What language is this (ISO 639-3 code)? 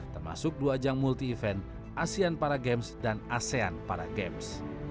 ind